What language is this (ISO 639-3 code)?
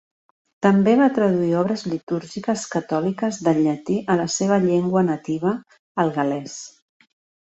cat